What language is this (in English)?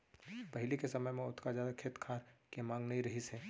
Chhattisgarhi